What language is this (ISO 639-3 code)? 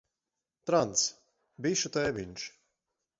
lav